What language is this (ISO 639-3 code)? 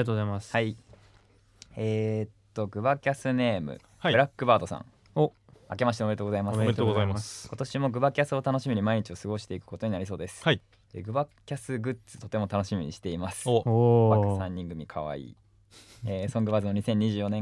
jpn